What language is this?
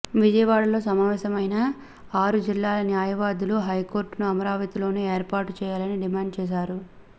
Telugu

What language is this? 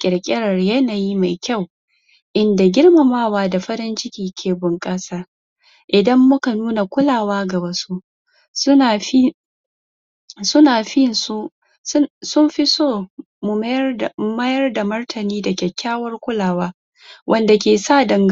Hausa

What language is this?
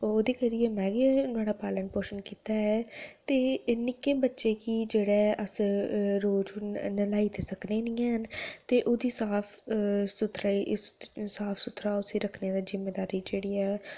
Dogri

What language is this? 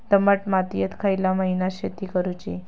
Marathi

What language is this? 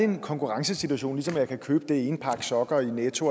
Danish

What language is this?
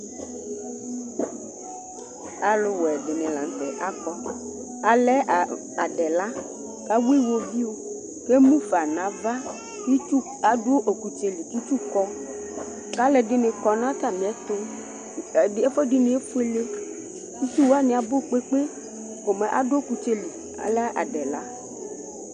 Ikposo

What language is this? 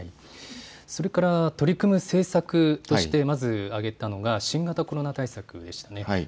Japanese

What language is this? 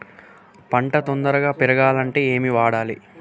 Telugu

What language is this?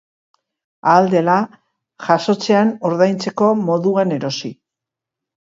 Basque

